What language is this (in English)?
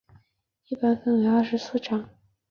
Chinese